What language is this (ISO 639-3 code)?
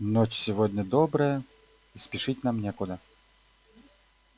rus